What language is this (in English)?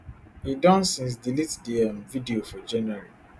Nigerian Pidgin